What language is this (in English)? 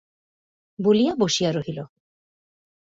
Bangla